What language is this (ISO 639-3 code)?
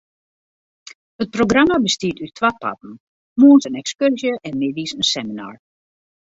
fry